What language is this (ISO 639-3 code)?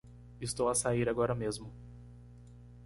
por